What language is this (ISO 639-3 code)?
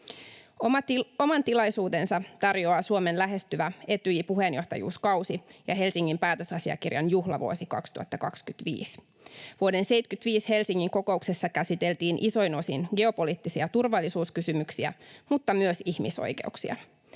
fin